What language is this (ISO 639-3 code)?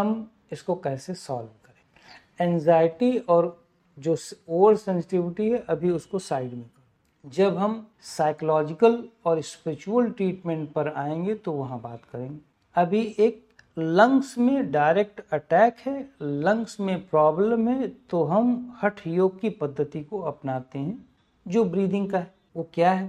hin